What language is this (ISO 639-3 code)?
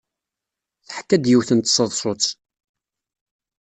kab